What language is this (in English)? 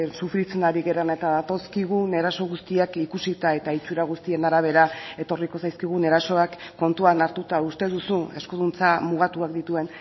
Basque